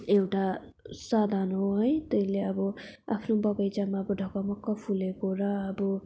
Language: Nepali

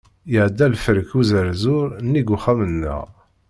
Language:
Kabyle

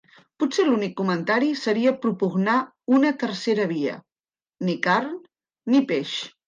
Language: Catalan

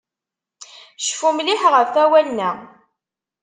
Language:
Kabyle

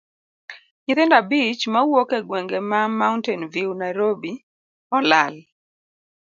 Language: Luo (Kenya and Tanzania)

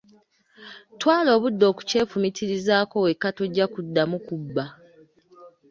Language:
Ganda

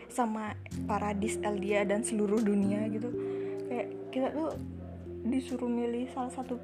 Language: Indonesian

